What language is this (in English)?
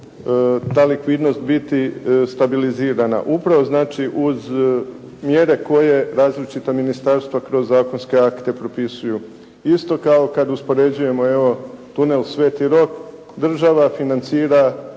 Croatian